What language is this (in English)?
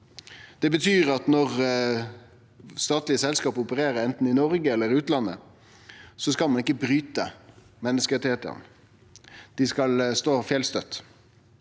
Norwegian